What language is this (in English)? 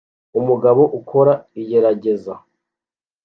Kinyarwanda